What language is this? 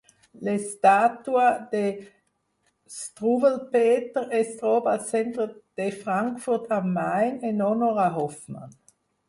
Catalan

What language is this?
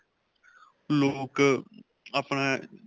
Punjabi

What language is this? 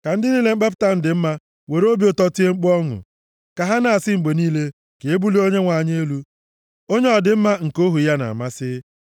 Igbo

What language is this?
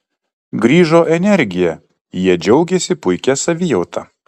Lithuanian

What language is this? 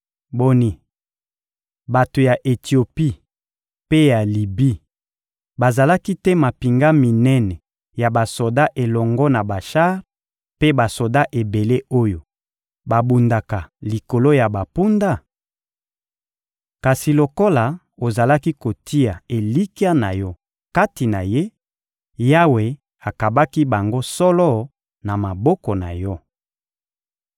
Lingala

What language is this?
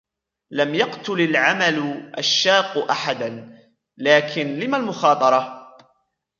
Arabic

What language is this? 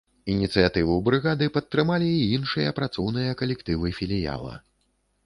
Belarusian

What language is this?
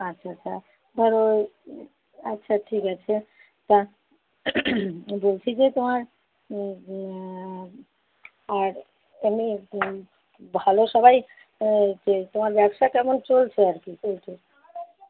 Bangla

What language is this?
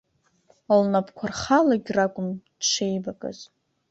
Abkhazian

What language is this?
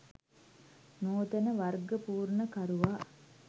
Sinhala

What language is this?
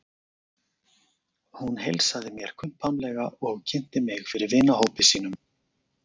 Icelandic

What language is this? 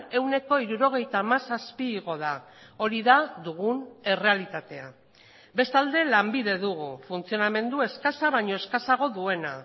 Basque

